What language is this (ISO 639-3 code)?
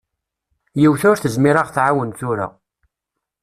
kab